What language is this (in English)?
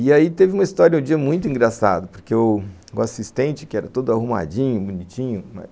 Portuguese